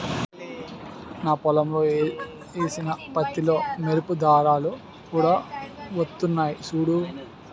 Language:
Telugu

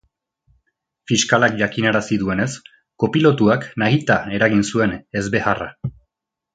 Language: Basque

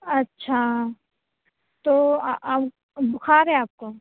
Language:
Urdu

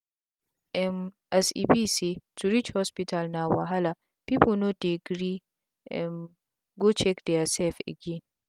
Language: Nigerian Pidgin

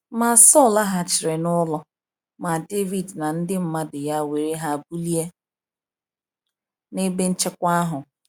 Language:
Igbo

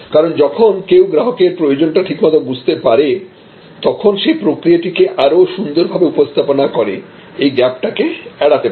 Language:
Bangla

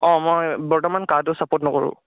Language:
Assamese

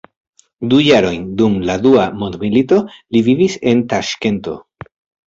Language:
Esperanto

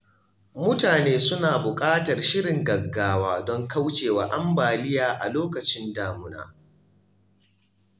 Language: Hausa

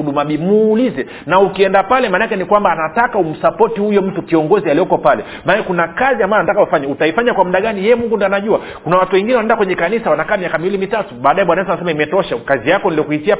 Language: Swahili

